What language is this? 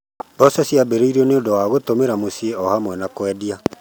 Kikuyu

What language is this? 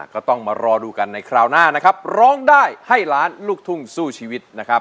Thai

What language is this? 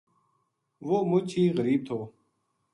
Gujari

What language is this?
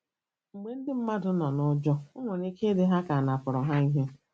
Igbo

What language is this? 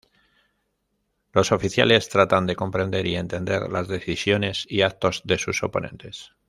Spanish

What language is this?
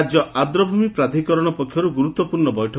Odia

